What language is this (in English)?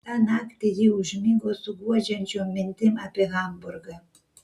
Lithuanian